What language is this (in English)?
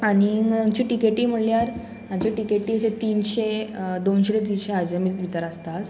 Konkani